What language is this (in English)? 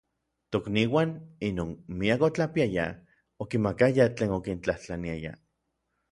Orizaba Nahuatl